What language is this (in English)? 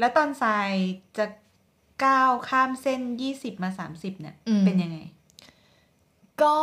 Thai